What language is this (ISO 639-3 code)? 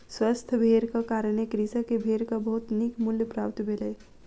mai